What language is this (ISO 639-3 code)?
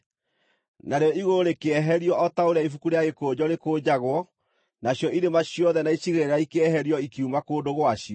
kik